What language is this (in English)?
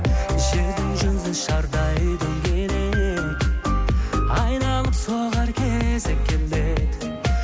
Kazakh